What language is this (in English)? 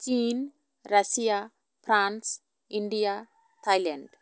Santali